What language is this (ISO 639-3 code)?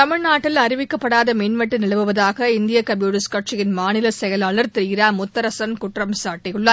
tam